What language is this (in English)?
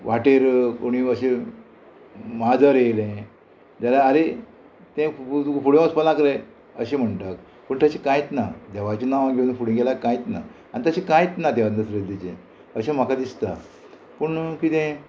Konkani